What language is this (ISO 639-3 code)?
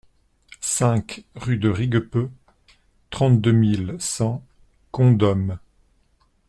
fra